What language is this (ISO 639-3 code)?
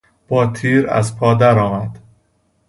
fas